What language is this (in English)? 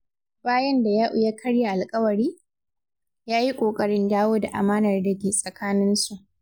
Hausa